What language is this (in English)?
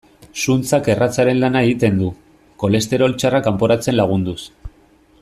Basque